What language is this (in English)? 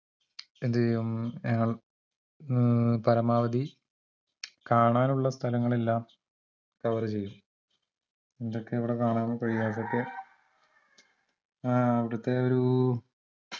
Malayalam